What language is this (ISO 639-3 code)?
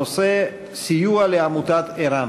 heb